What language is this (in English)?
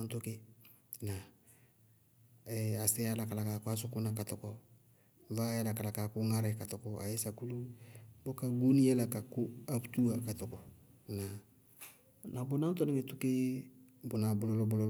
Bago-Kusuntu